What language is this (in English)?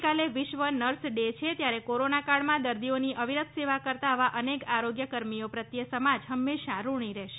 Gujarati